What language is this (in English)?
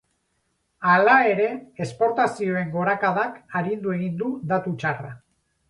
Basque